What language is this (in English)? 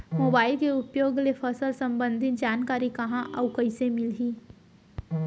Chhattisgarhi